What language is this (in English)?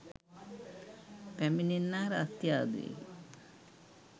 Sinhala